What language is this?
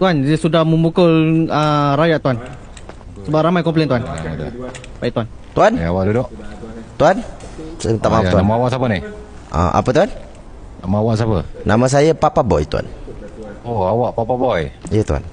Malay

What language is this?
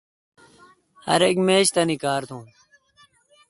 Kalkoti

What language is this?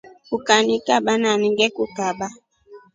Rombo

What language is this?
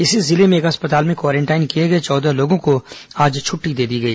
Hindi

